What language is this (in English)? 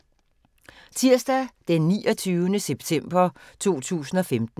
Danish